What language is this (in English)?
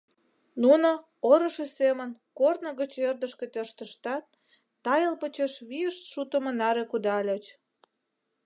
Mari